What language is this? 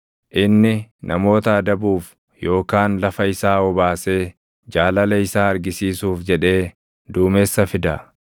Oromo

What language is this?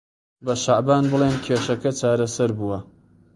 Central Kurdish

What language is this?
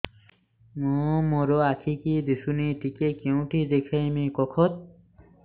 Odia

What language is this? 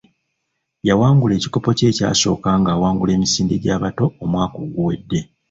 Ganda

